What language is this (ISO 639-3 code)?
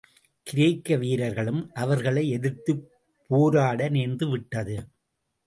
tam